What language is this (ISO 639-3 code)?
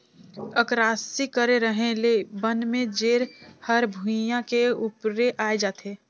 hne